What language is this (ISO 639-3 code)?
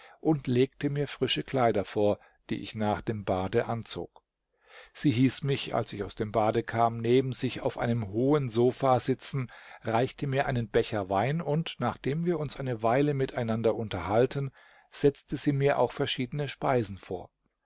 deu